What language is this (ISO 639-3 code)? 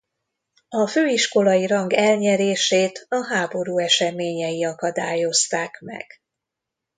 hun